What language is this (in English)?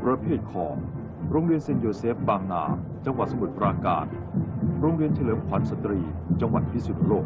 Thai